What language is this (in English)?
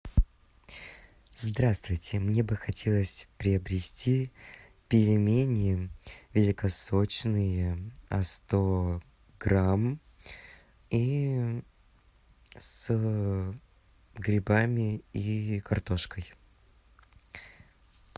Russian